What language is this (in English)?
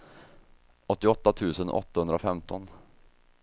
Swedish